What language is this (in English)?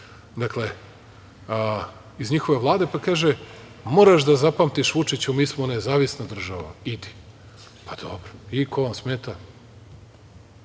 Serbian